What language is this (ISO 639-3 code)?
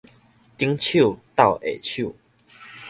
nan